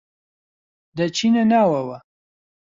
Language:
Central Kurdish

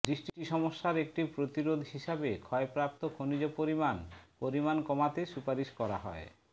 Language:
Bangla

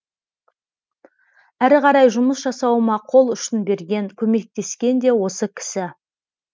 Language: Kazakh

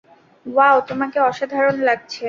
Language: Bangla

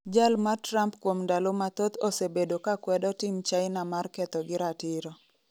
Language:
Luo (Kenya and Tanzania)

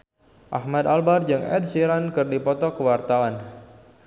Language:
Sundanese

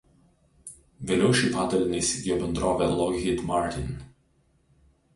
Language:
Lithuanian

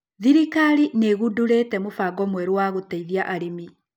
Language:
Kikuyu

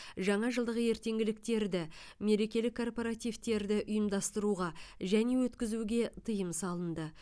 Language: Kazakh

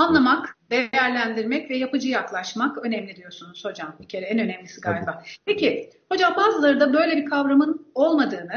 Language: Turkish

